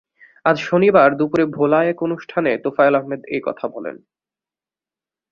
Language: Bangla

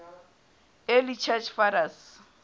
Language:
Southern Sotho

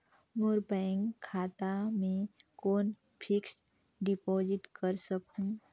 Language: Chhattisgarhi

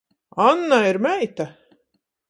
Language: Latgalian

